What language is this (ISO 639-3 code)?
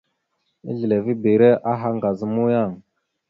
mxu